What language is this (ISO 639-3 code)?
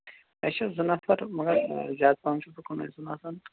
kas